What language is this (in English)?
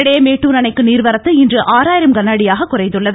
Tamil